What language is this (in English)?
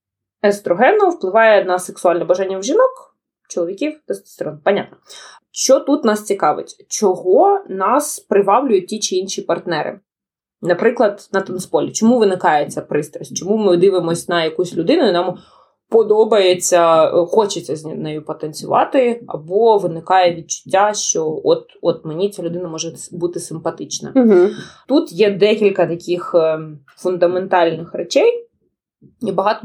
Ukrainian